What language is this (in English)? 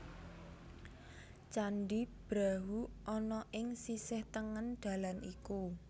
Javanese